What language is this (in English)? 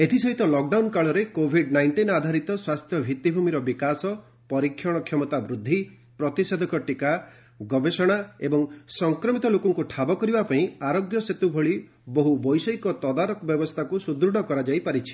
Odia